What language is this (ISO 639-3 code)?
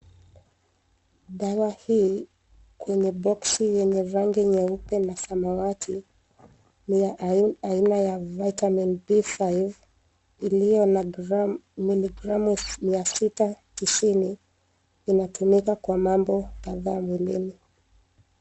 swa